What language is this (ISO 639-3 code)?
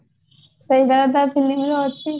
ori